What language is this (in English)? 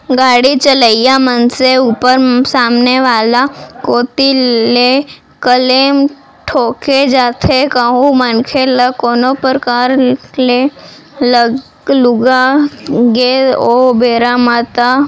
Chhattisgarhi